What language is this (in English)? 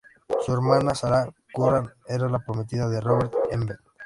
Spanish